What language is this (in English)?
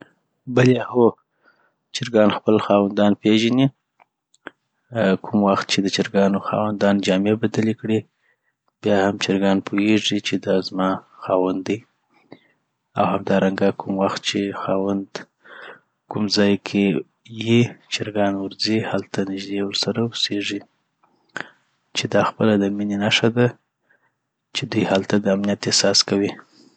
Southern Pashto